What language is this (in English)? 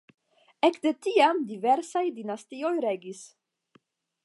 Esperanto